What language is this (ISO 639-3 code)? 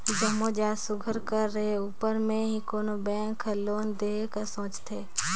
hne